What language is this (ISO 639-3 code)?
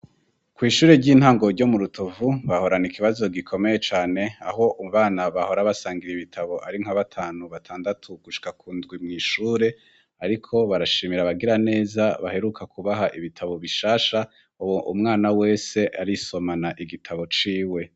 run